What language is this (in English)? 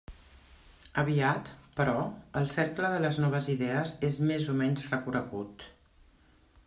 Catalan